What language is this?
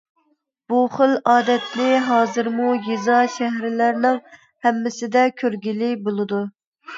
Uyghur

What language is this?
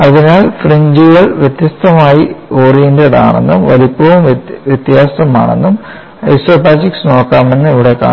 Malayalam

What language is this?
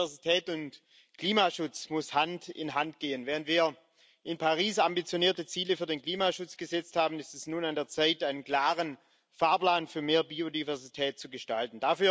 German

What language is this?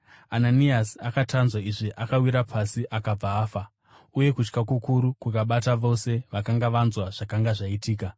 Shona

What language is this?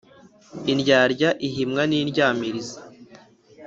Kinyarwanda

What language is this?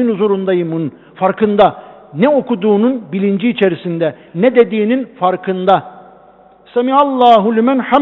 Turkish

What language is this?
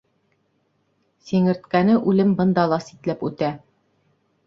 Bashkir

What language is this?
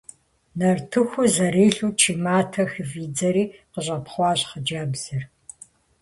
Kabardian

